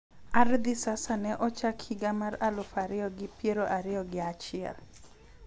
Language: Luo (Kenya and Tanzania)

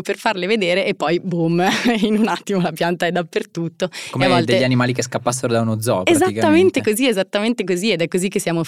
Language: Italian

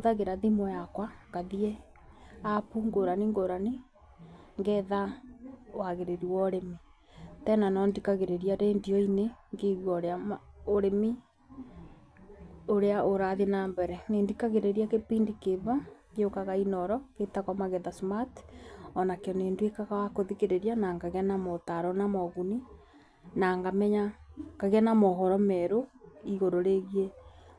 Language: Kikuyu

